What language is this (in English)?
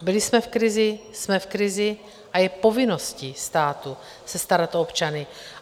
Czech